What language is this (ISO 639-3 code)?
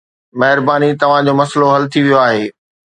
snd